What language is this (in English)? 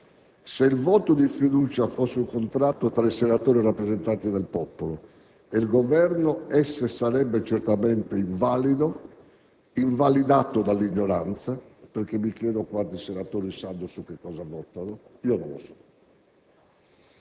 Italian